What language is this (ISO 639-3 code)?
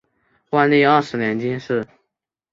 zho